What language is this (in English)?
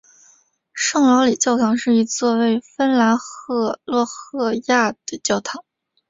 Chinese